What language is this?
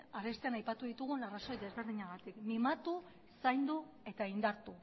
Basque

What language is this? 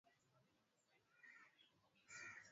Swahili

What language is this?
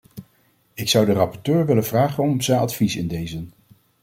Dutch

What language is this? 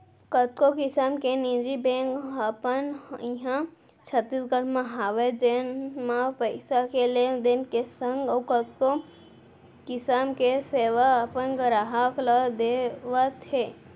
Chhattisgarhi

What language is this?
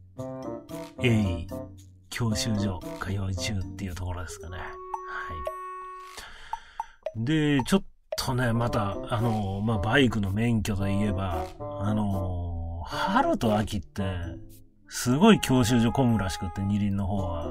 Japanese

